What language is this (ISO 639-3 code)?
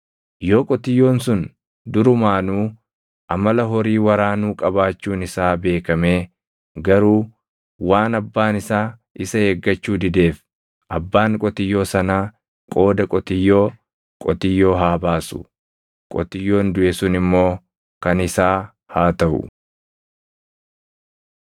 orm